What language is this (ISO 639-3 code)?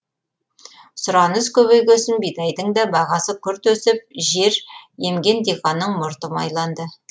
kaz